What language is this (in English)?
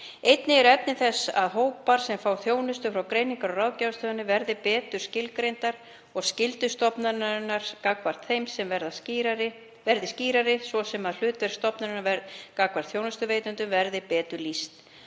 Icelandic